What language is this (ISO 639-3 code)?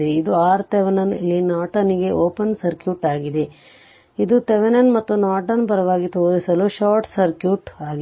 kan